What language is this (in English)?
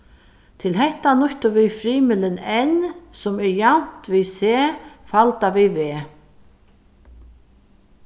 Faroese